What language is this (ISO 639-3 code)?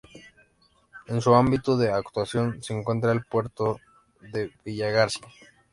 spa